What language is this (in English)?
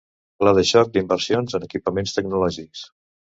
Catalan